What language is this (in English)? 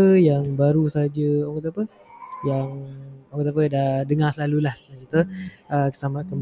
Malay